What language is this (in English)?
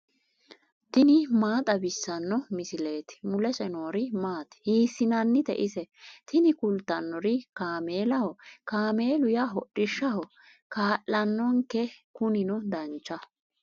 Sidamo